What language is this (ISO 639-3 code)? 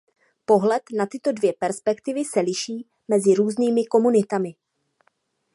ces